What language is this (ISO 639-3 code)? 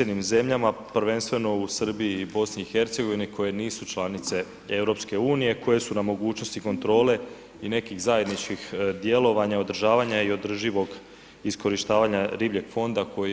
hrv